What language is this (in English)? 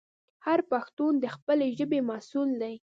Pashto